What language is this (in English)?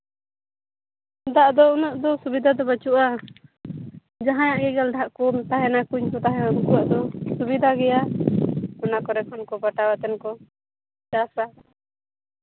Santali